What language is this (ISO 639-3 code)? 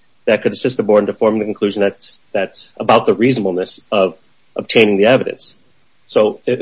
eng